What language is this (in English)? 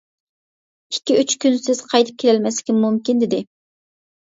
Uyghur